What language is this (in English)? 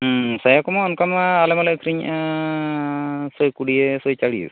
Santali